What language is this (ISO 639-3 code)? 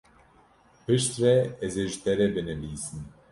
kur